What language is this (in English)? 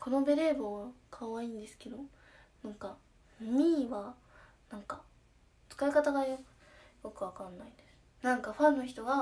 Japanese